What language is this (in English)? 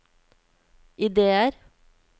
Norwegian